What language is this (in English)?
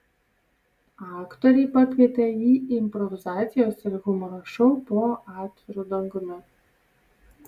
Lithuanian